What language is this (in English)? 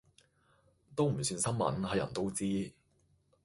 Cantonese